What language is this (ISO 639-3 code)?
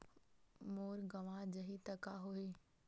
hne